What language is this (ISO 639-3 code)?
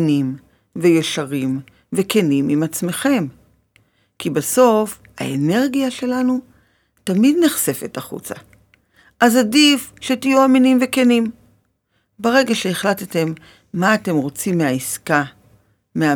heb